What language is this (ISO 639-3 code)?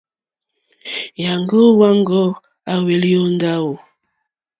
bri